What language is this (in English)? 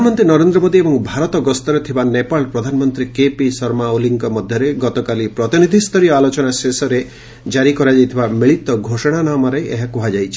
Odia